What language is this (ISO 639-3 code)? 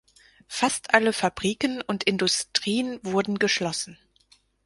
deu